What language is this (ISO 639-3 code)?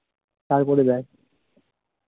ben